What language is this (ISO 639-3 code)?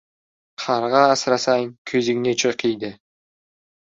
uzb